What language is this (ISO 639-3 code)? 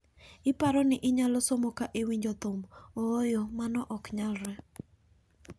luo